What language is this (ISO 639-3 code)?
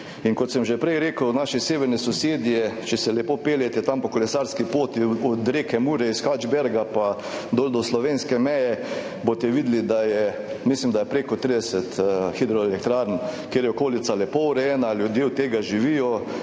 slv